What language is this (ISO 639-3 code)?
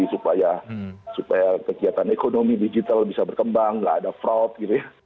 ind